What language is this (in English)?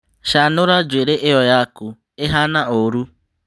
Kikuyu